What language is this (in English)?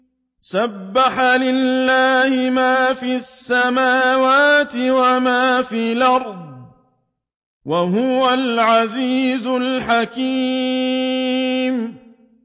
Arabic